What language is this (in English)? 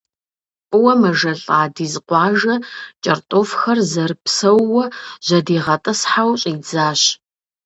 Kabardian